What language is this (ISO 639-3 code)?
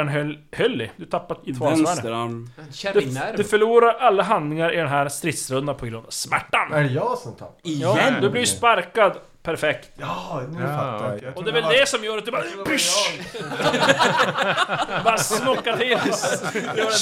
swe